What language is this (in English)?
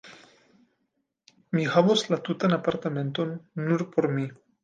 Esperanto